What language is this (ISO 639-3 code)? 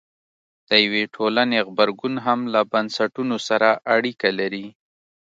pus